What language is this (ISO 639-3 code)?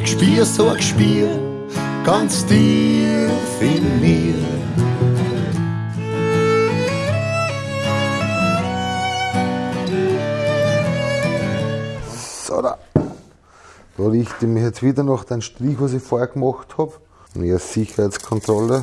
deu